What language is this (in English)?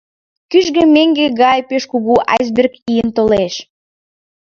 Mari